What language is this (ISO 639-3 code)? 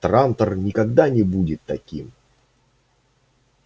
rus